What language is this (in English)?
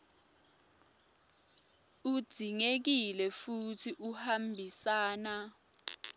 Swati